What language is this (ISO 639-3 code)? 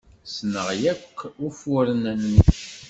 kab